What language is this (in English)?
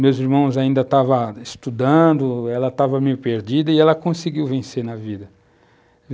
Portuguese